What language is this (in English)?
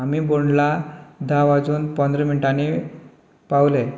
Konkani